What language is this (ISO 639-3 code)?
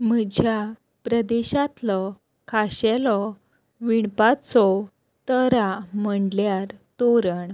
kok